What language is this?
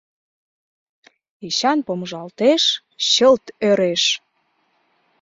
Mari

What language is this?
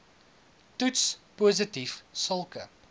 Afrikaans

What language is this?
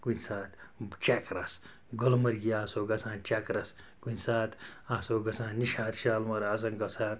Kashmiri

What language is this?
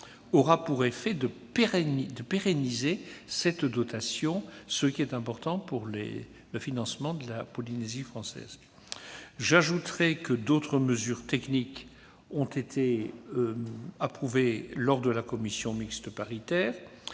French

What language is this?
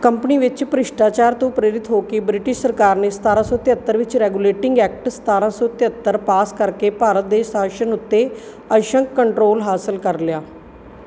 Punjabi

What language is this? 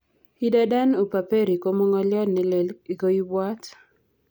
Kalenjin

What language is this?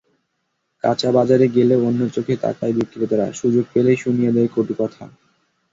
Bangla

